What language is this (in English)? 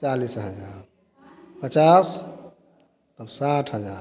Hindi